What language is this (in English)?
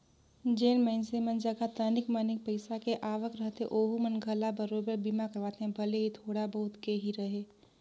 Chhattisgarhi